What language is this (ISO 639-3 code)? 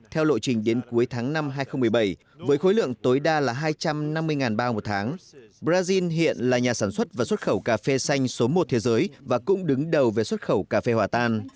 vie